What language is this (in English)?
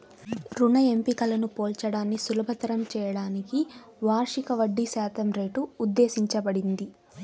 Telugu